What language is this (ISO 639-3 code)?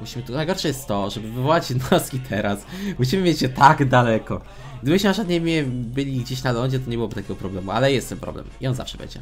pol